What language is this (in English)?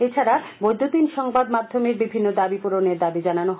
Bangla